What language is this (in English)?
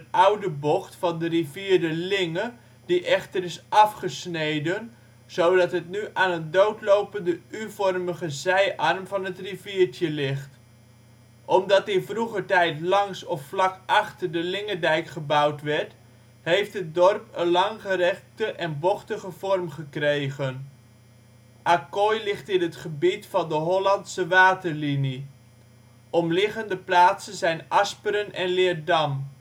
Dutch